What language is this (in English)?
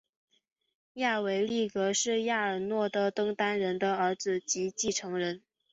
Chinese